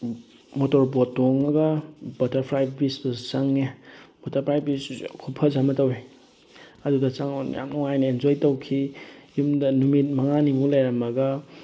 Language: Manipuri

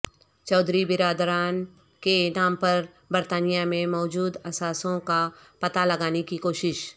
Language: Urdu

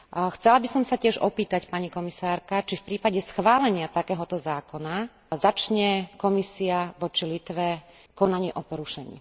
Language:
Slovak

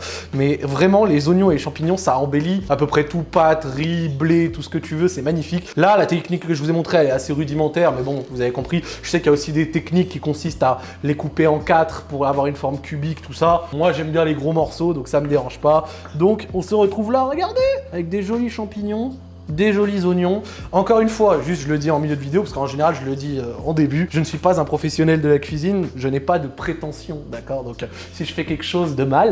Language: French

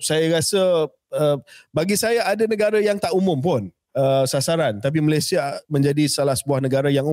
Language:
Malay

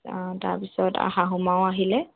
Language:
Assamese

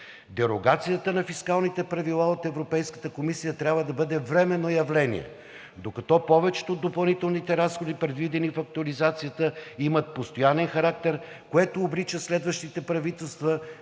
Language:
Bulgarian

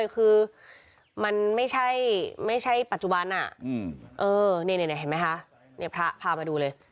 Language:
Thai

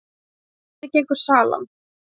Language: Icelandic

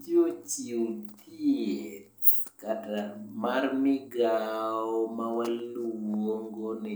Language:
Luo (Kenya and Tanzania)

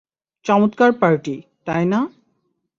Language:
Bangla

